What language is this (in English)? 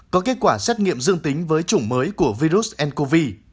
Vietnamese